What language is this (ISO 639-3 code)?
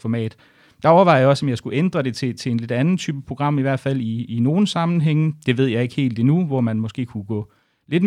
dan